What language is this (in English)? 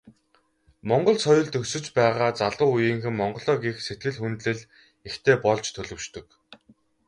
Mongolian